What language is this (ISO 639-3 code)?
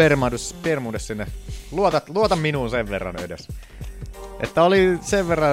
fin